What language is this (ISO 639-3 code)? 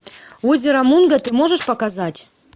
rus